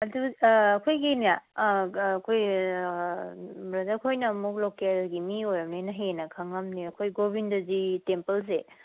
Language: Manipuri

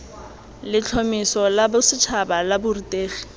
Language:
Tswana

